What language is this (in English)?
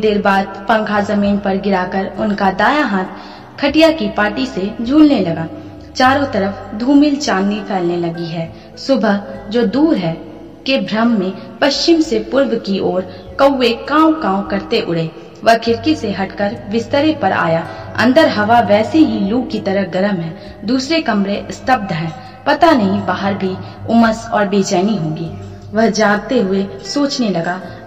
Hindi